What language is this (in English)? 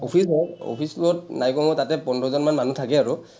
Assamese